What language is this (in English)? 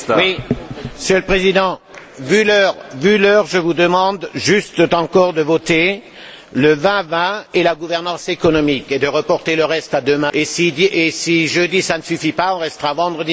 French